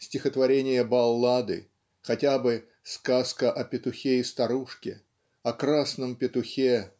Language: Russian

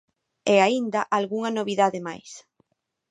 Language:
Galician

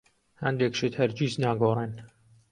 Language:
Central Kurdish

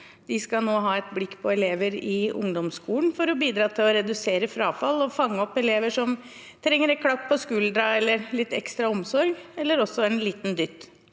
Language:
Norwegian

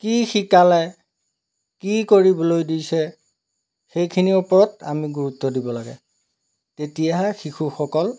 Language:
Assamese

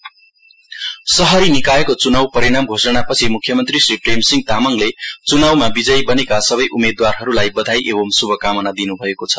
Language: Nepali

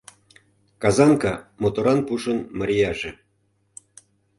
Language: Mari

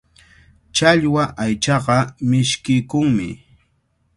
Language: Cajatambo North Lima Quechua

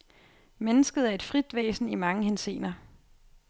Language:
Danish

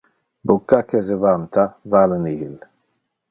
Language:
Interlingua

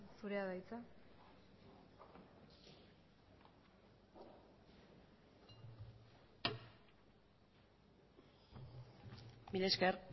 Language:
Basque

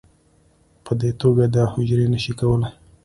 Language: Pashto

